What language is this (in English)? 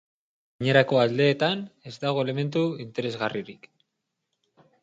Basque